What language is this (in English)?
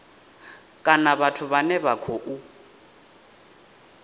Venda